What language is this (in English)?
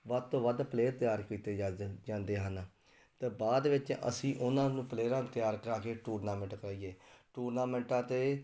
Punjabi